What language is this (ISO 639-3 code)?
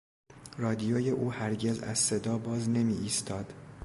fas